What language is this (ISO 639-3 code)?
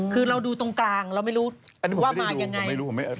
tha